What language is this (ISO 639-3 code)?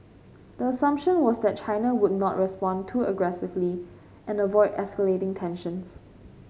eng